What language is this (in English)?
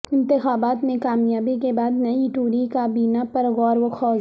Urdu